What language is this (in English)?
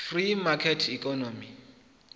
Venda